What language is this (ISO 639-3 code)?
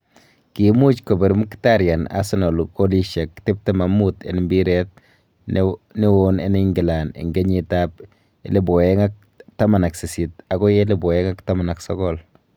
kln